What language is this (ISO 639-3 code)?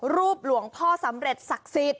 tha